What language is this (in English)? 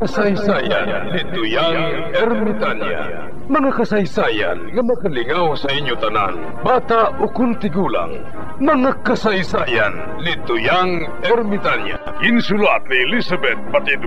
Filipino